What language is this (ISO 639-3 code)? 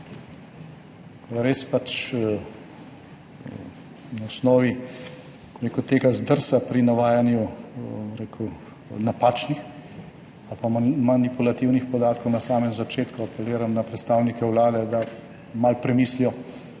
slv